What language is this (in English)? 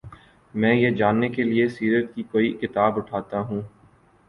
Urdu